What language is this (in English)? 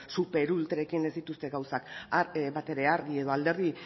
Basque